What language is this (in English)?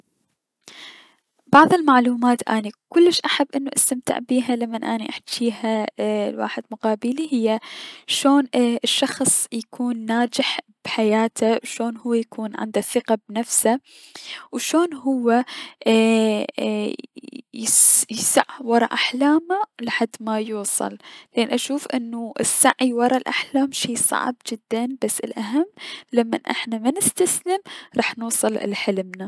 Mesopotamian Arabic